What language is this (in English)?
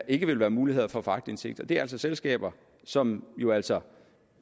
Danish